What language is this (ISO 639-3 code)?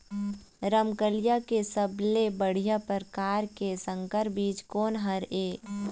hne